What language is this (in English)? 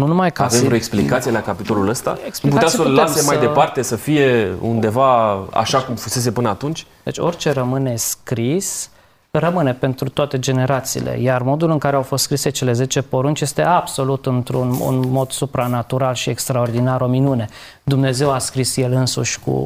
Romanian